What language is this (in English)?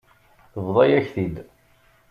Kabyle